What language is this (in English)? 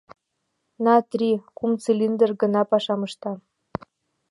Mari